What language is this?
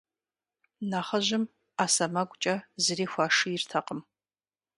Kabardian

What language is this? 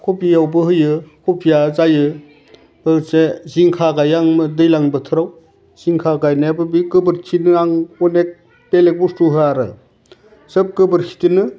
Bodo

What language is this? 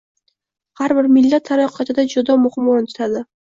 Uzbek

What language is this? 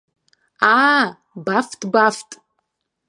Abkhazian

